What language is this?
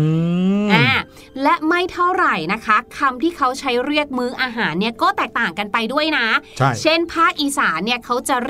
Thai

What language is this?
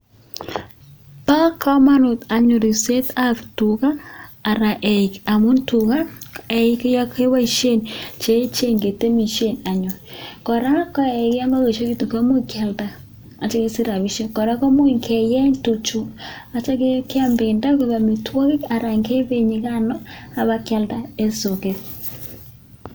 Kalenjin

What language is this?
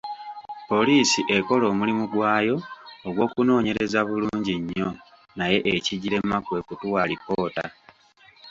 Ganda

